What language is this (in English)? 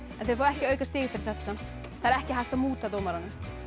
Icelandic